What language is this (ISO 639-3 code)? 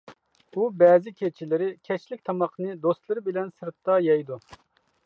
uig